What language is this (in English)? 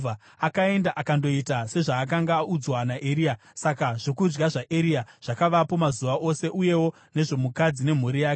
Shona